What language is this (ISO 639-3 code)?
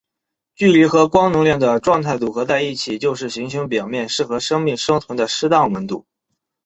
zho